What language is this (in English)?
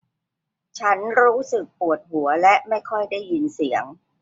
Thai